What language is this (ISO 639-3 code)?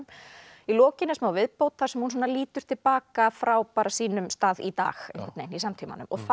isl